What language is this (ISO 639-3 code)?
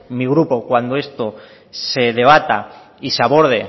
spa